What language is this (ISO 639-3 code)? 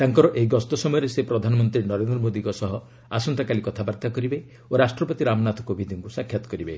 ori